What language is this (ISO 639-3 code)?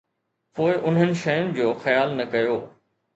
snd